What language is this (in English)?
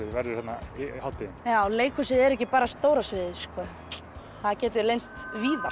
Icelandic